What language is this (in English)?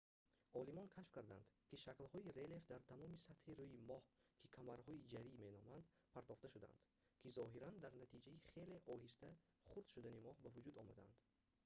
Tajik